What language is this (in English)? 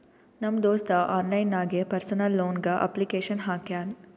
Kannada